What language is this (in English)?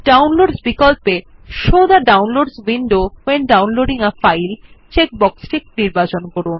Bangla